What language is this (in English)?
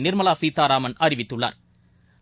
Tamil